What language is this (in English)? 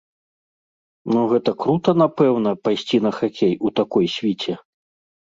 Belarusian